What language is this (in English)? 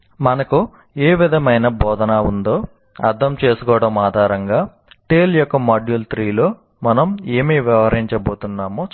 Telugu